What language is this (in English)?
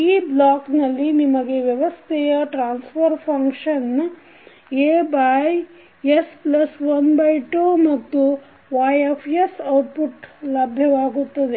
Kannada